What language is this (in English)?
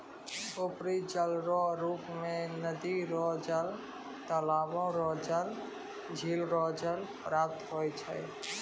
Maithili